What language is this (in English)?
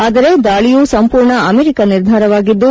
Kannada